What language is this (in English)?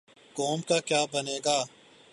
Urdu